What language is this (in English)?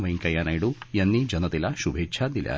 Marathi